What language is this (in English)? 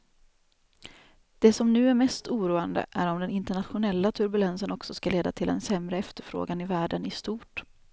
Swedish